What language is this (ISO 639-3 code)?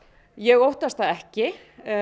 isl